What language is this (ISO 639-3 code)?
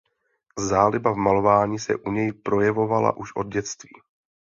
ces